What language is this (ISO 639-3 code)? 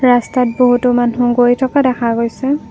asm